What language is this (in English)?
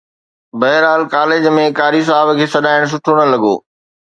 Sindhi